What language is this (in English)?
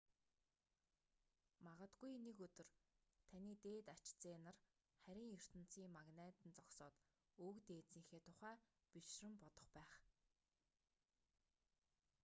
Mongolian